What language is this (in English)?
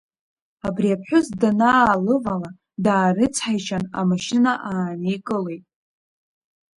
Abkhazian